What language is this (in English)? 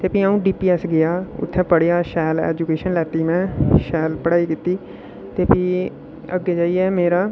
Dogri